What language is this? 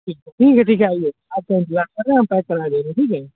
Urdu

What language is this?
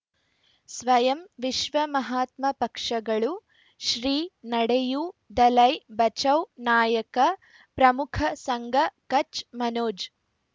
Kannada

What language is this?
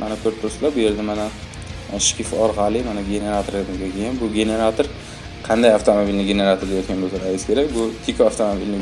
Turkish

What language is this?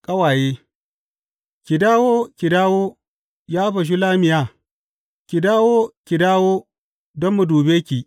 Hausa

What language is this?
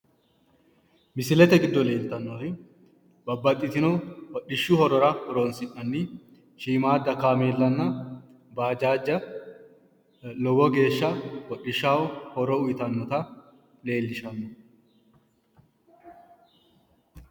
Sidamo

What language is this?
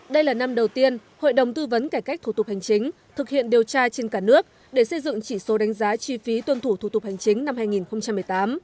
Vietnamese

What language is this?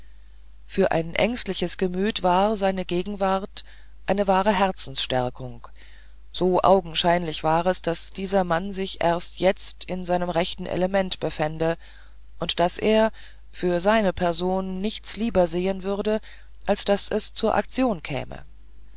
German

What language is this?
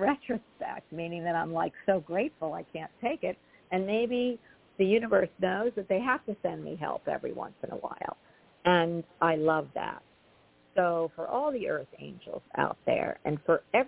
English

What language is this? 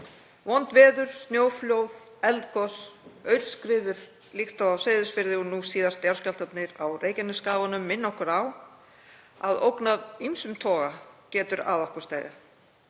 Icelandic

